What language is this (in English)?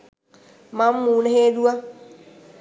Sinhala